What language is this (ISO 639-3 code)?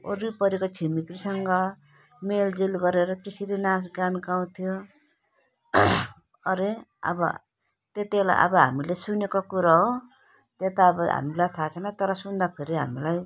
nep